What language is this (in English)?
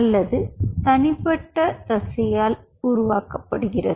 Tamil